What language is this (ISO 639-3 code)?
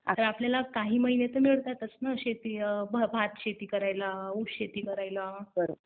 mar